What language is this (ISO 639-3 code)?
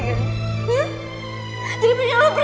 ind